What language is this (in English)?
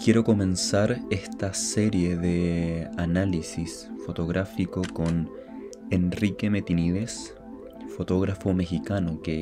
Spanish